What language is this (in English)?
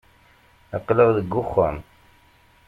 Kabyle